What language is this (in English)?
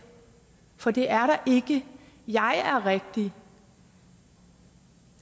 Danish